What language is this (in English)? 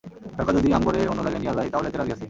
Bangla